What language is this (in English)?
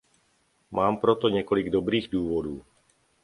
Czech